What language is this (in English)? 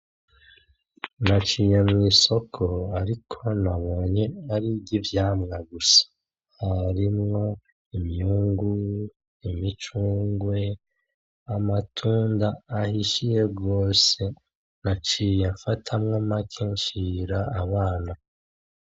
Rundi